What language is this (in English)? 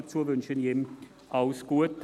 Swiss German